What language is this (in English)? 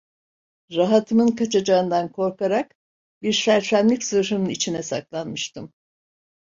Turkish